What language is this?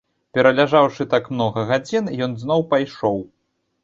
Belarusian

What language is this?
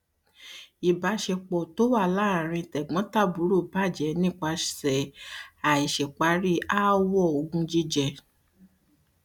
Yoruba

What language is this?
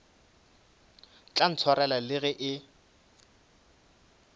Northern Sotho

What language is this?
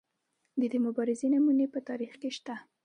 Pashto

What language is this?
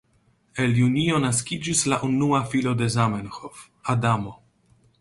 Esperanto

